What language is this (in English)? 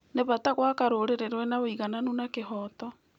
Kikuyu